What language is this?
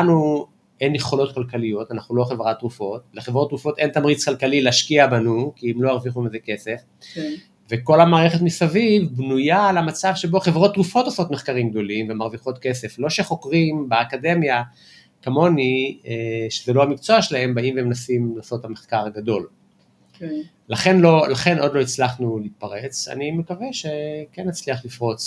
Hebrew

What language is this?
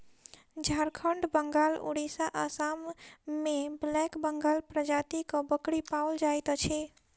Maithili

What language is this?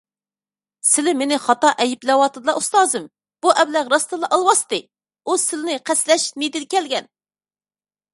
Uyghur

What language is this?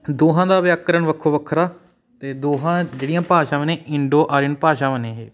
Punjabi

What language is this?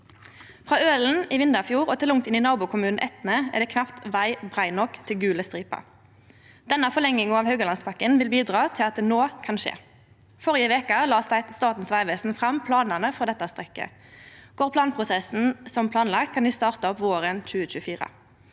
Norwegian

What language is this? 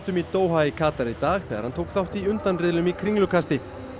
Icelandic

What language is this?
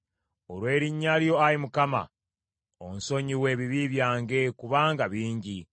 Ganda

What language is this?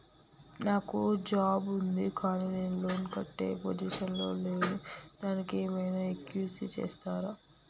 Telugu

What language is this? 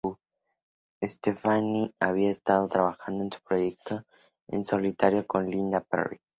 Spanish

